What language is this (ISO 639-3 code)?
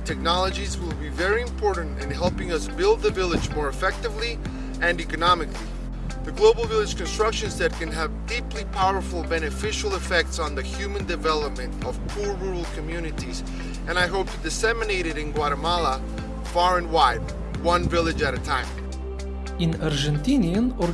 deu